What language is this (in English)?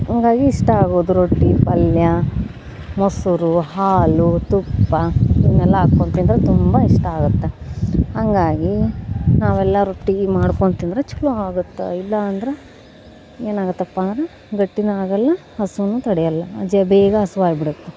Kannada